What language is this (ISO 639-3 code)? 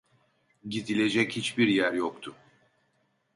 tur